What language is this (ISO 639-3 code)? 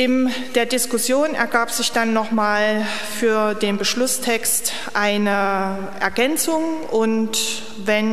deu